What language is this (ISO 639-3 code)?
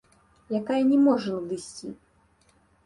bel